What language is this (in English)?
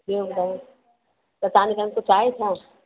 Sindhi